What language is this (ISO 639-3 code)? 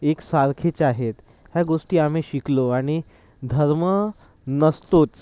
mar